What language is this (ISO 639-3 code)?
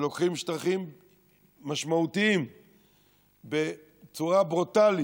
heb